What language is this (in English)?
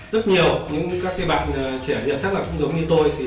Vietnamese